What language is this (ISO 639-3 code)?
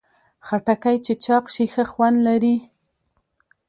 pus